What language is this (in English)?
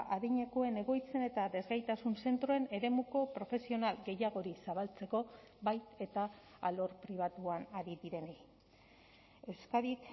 Basque